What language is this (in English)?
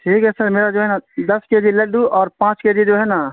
Urdu